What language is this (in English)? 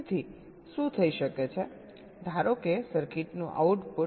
Gujarati